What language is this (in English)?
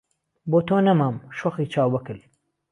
Central Kurdish